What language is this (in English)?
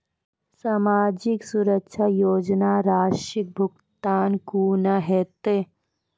Maithili